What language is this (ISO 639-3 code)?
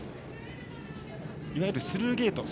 jpn